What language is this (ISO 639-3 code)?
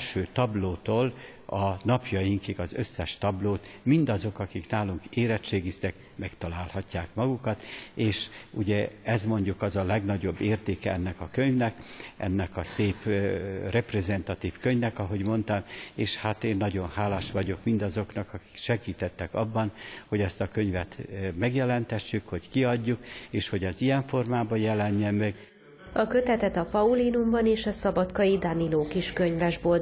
hun